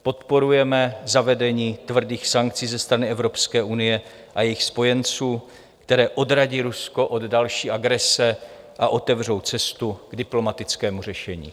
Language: Czech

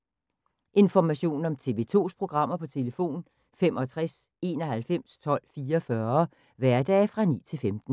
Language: Danish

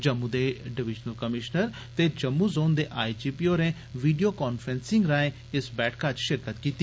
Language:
Dogri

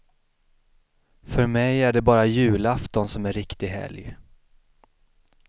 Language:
Swedish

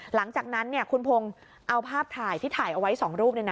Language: Thai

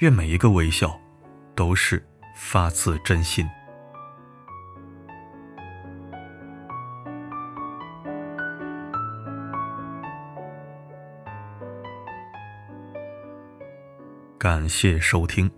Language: Chinese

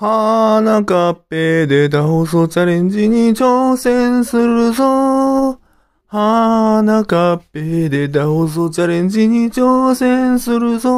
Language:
Japanese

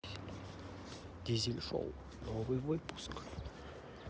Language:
Russian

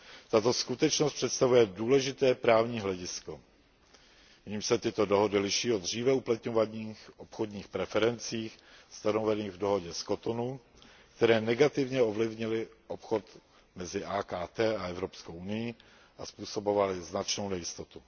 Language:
Czech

